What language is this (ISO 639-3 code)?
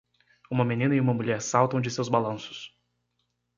por